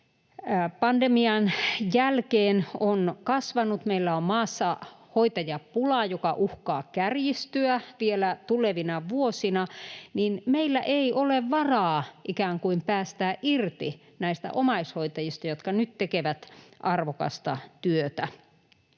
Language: Finnish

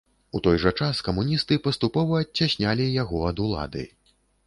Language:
Belarusian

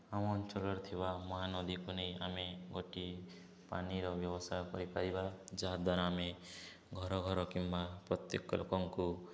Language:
Odia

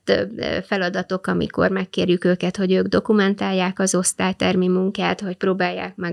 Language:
Hungarian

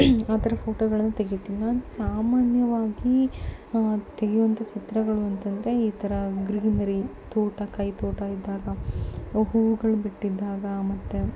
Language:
Kannada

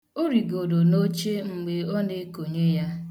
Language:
Igbo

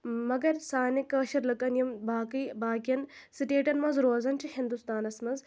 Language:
Kashmiri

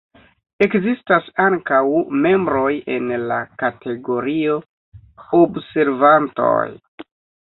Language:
Esperanto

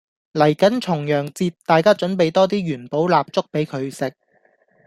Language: Cantonese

